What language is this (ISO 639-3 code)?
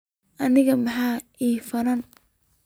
som